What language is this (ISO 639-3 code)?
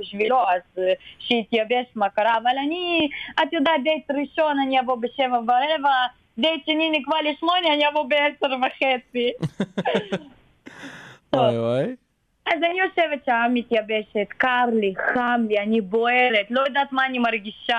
heb